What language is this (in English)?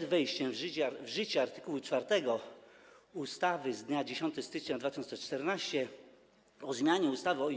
Polish